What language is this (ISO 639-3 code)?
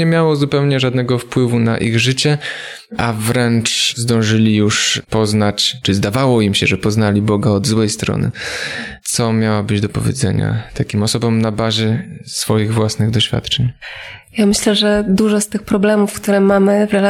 pol